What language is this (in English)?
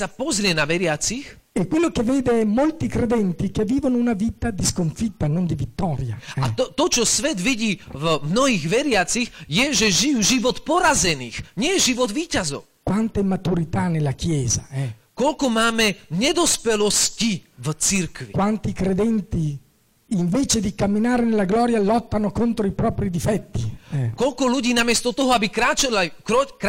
Slovak